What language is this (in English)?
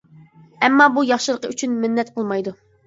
Uyghur